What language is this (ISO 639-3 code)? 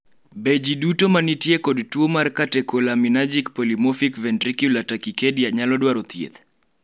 luo